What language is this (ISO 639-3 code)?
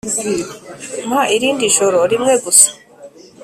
kin